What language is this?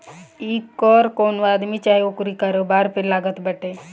Bhojpuri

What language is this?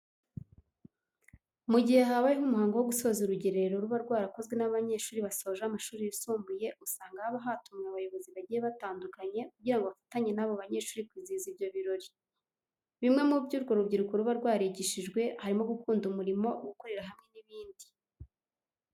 Kinyarwanda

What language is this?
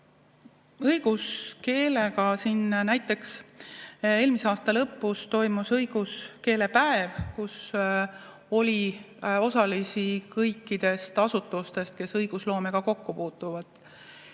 Estonian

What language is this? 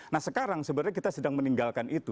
Indonesian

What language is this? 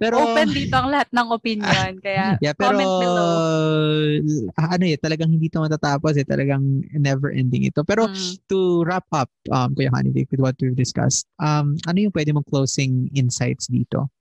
Filipino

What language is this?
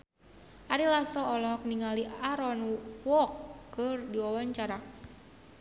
Sundanese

